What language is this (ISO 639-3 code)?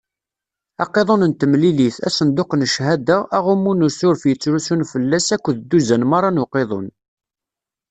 kab